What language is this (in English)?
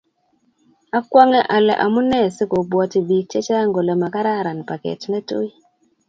Kalenjin